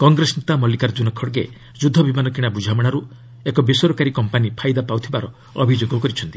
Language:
Odia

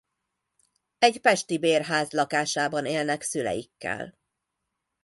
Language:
Hungarian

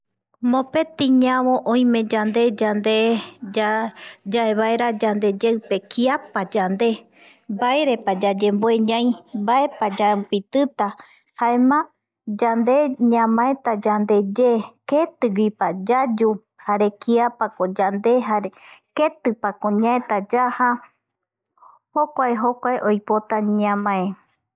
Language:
Eastern Bolivian Guaraní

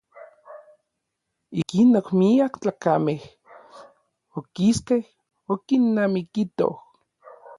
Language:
Orizaba Nahuatl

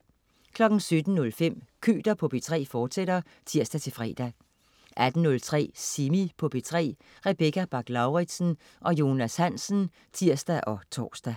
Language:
Danish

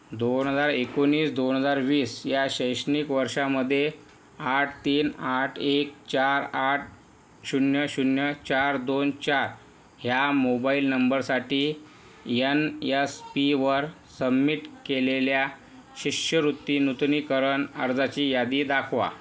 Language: Marathi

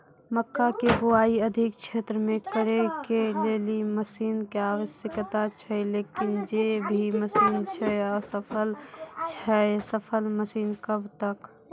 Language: Maithili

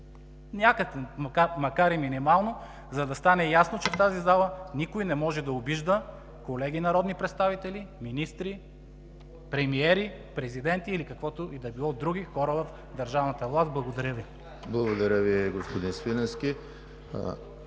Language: Bulgarian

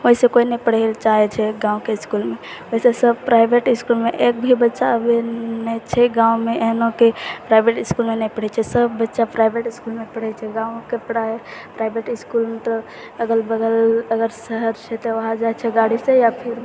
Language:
Maithili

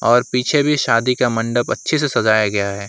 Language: Hindi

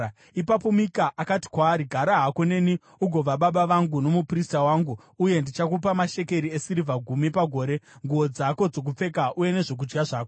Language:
Shona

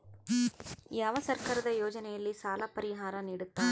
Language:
Kannada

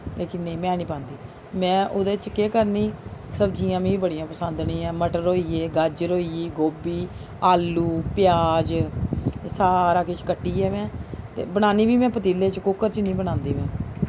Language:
Dogri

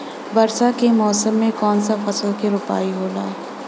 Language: Bhojpuri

